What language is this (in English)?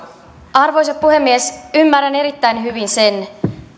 Finnish